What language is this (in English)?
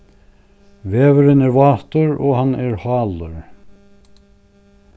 Faroese